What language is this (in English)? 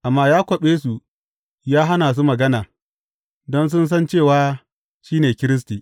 Hausa